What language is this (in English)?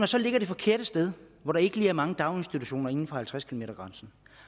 Danish